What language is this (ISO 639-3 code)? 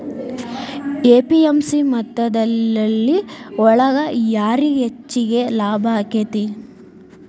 kan